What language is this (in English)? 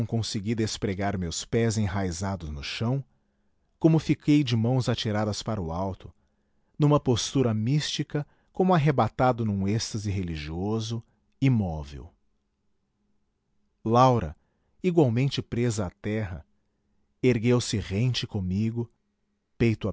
Portuguese